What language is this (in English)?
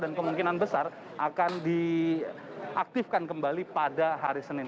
Indonesian